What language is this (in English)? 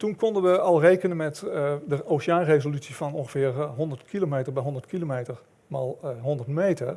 Dutch